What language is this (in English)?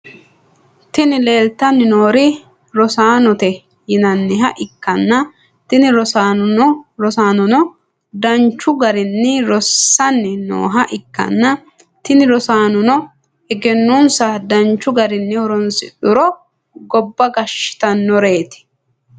Sidamo